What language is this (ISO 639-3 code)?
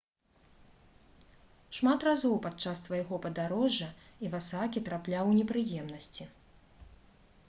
bel